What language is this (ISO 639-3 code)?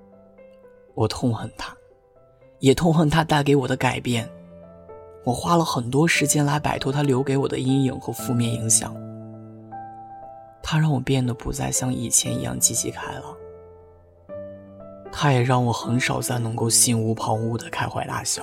zho